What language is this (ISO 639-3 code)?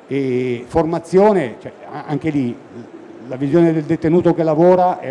ita